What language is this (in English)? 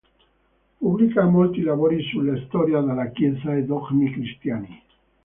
Italian